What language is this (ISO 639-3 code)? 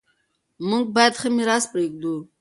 pus